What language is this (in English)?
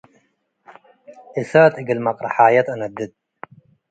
Tigre